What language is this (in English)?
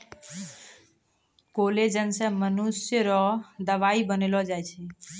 Maithili